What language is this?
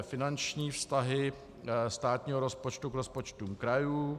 Czech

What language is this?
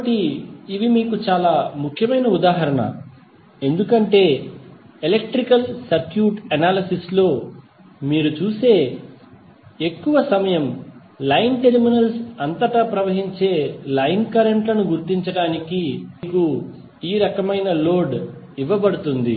Telugu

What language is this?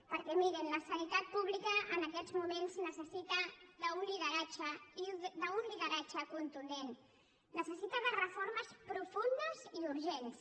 Catalan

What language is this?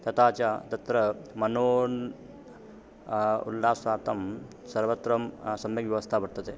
Sanskrit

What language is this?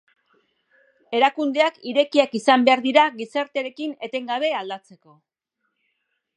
Basque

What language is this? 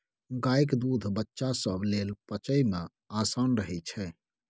Maithili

